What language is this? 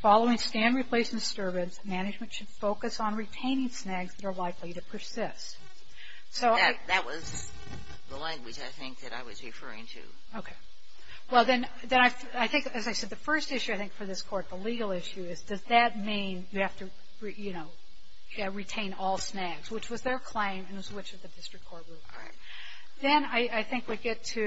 English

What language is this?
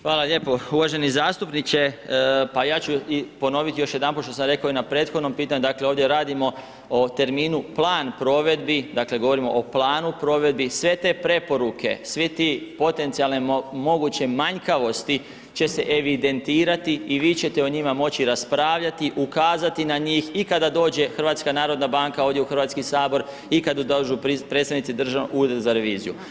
Croatian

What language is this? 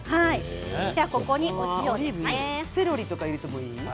Japanese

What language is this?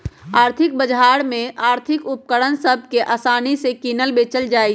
Magahi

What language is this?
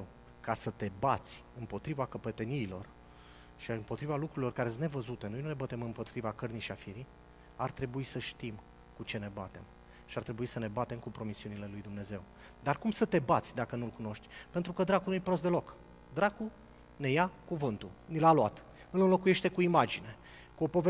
Romanian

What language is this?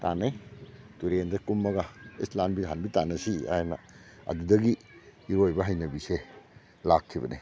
Manipuri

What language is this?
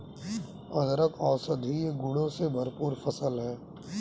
Hindi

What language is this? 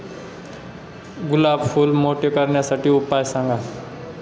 Marathi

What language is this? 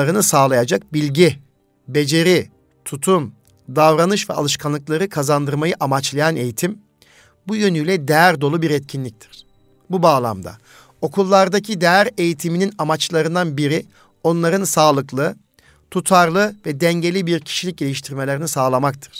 Turkish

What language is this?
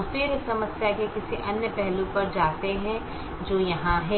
Hindi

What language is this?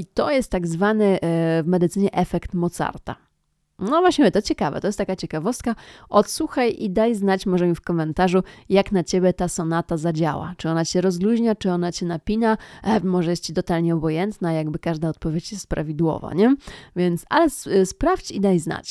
Polish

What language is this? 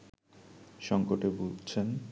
Bangla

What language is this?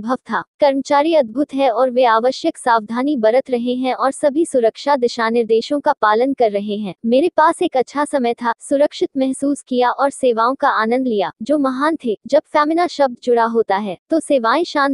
Hindi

